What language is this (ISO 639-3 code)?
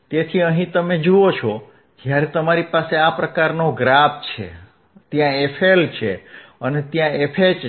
guj